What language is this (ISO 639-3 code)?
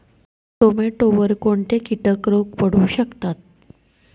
mar